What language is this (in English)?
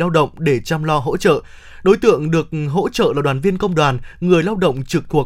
Vietnamese